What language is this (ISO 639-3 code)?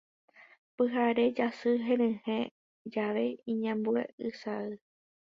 grn